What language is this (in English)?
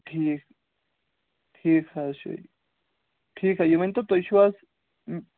Kashmiri